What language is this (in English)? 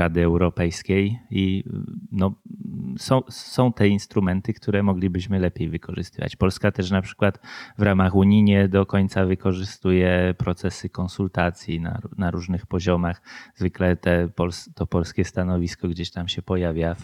Polish